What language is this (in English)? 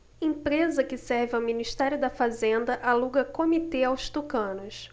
Portuguese